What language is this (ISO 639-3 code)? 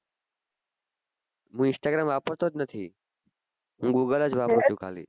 guj